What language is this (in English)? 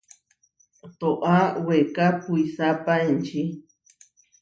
Huarijio